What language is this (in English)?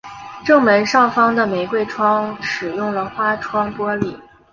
Chinese